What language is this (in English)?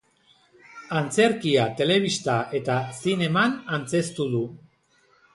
Basque